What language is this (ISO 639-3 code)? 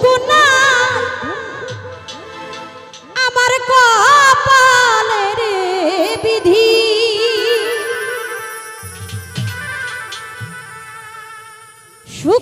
ben